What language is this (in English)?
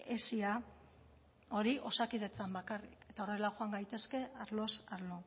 Basque